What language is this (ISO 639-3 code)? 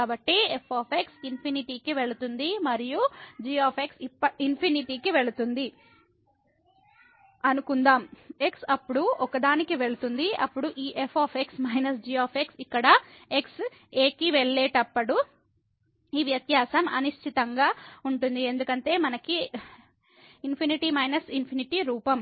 tel